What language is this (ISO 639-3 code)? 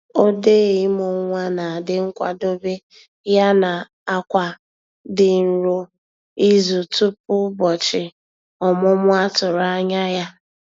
ibo